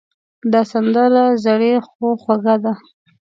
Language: Pashto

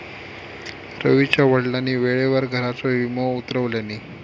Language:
Marathi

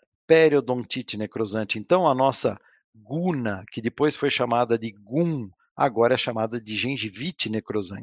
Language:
Portuguese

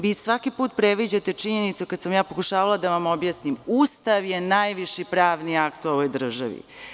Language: Serbian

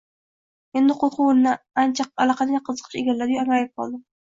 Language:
Uzbek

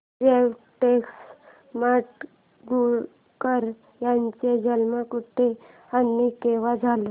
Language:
Marathi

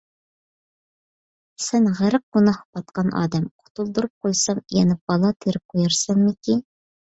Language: Uyghur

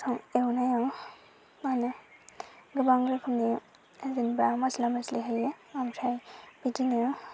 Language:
Bodo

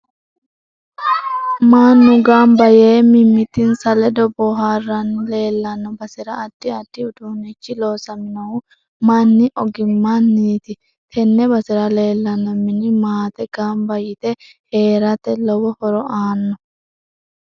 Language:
Sidamo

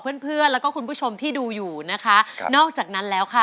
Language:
Thai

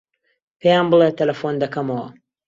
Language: Central Kurdish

